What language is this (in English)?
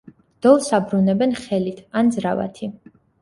Georgian